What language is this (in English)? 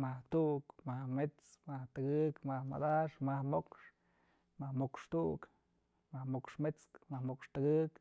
Mazatlán Mixe